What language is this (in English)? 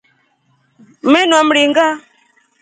Rombo